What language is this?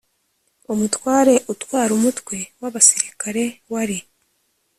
Kinyarwanda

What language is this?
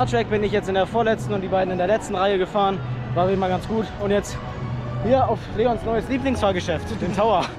German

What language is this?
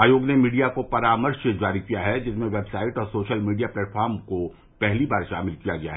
Hindi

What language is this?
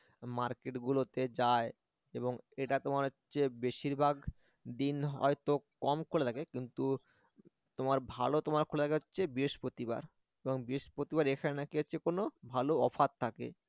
Bangla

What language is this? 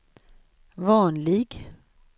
Swedish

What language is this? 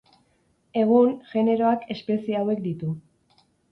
Basque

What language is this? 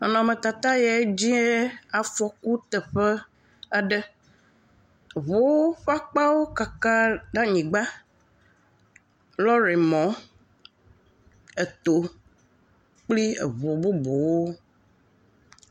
Ewe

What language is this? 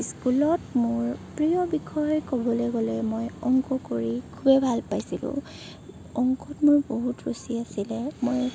Assamese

